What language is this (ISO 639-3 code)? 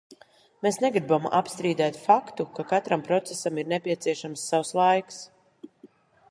lav